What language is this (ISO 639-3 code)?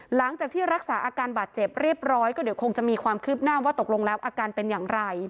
tha